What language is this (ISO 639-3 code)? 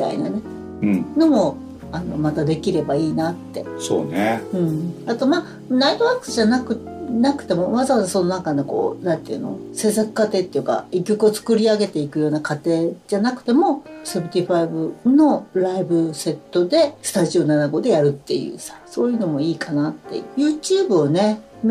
jpn